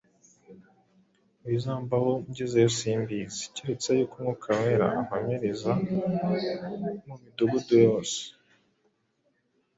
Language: Kinyarwanda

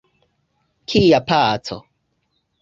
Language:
Esperanto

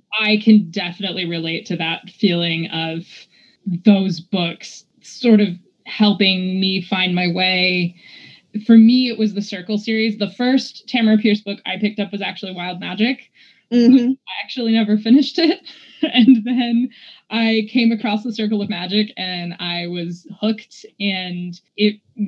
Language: English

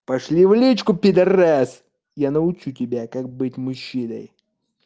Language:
Russian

